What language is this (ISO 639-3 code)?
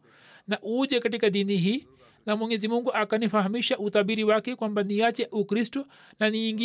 swa